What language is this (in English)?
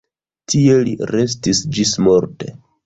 Esperanto